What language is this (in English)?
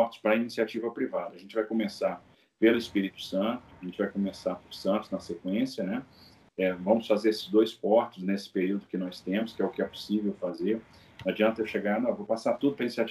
Portuguese